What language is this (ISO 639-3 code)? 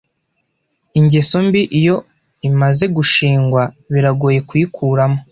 kin